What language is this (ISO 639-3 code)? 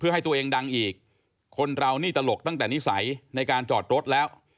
tha